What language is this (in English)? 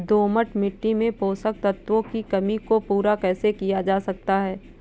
Hindi